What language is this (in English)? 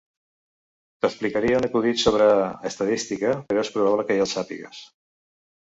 Catalan